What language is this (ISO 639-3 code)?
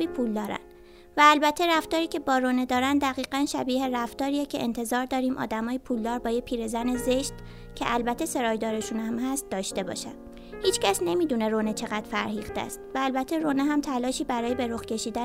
fas